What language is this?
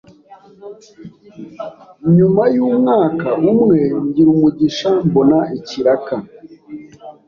Kinyarwanda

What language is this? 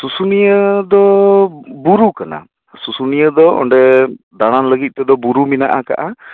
Santali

